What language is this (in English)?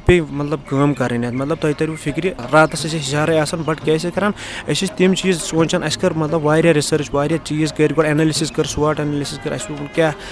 Urdu